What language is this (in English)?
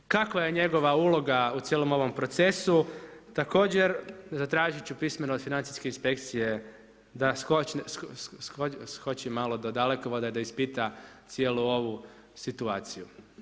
Croatian